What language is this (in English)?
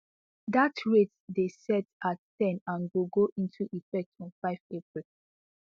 Nigerian Pidgin